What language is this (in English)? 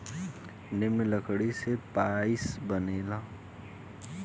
Bhojpuri